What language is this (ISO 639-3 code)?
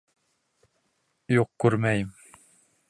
bak